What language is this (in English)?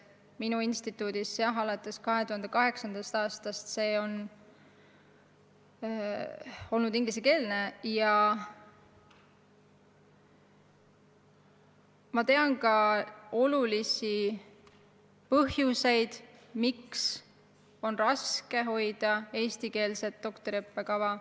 Estonian